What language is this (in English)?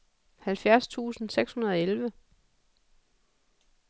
Danish